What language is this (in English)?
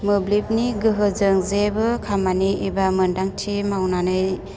Bodo